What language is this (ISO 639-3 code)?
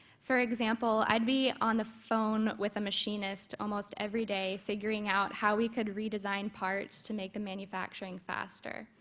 eng